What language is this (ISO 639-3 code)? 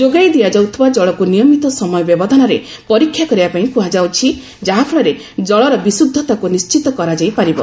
ori